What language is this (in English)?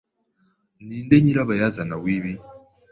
Kinyarwanda